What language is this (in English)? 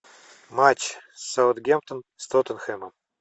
Russian